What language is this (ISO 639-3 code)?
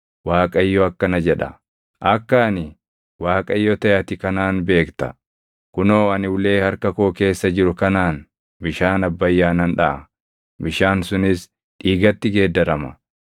orm